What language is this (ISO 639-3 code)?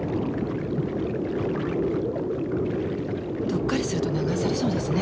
jpn